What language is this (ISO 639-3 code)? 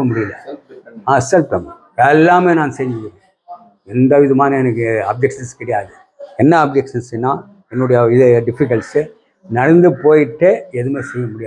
tam